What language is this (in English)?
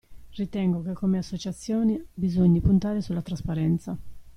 Italian